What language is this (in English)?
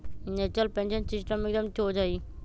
Magahi